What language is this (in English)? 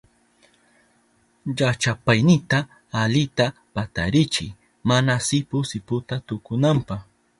Southern Pastaza Quechua